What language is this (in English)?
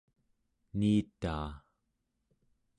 Central Yupik